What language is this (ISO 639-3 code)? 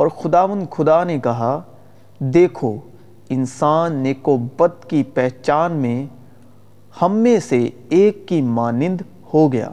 urd